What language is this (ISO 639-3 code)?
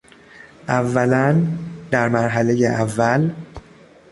fas